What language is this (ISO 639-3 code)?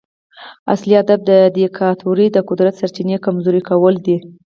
pus